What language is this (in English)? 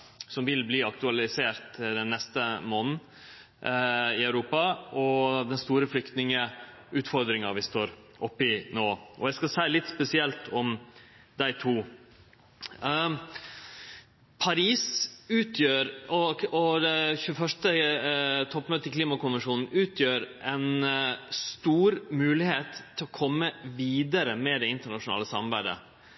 Norwegian Nynorsk